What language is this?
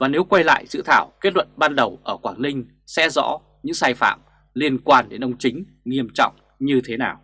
Vietnamese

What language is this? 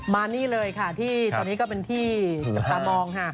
Thai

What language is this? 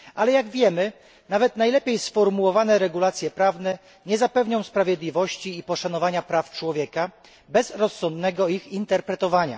Polish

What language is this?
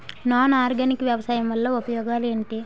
Telugu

